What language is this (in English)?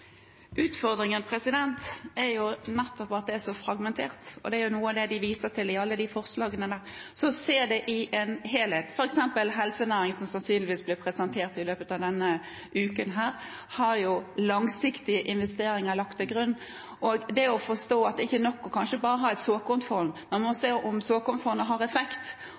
Norwegian Bokmål